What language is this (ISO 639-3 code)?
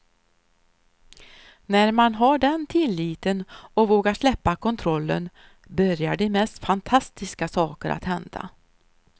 swe